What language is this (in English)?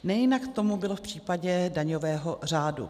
Czech